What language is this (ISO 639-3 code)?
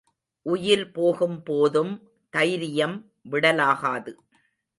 tam